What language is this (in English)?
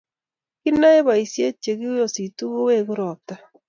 Kalenjin